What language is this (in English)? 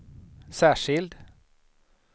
Swedish